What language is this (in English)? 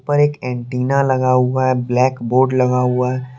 Hindi